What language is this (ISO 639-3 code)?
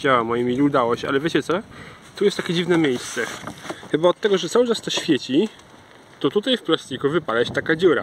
pol